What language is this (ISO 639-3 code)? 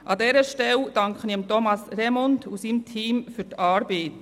gsw